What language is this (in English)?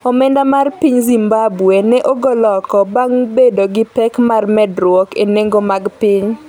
Luo (Kenya and Tanzania)